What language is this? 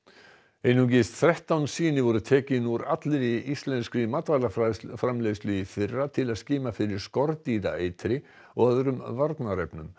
Icelandic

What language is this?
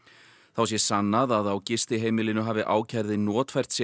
Icelandic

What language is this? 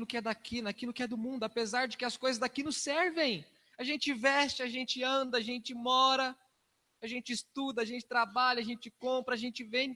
Portuguese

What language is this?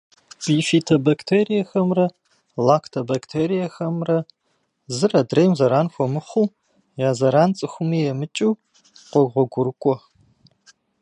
Kabardian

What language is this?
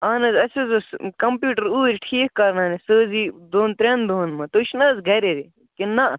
Kashmiri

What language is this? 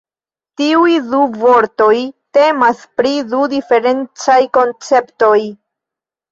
Esperanto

